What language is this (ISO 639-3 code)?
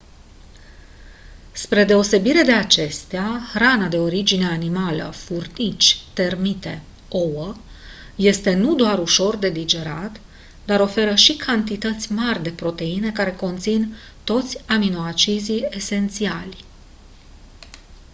ron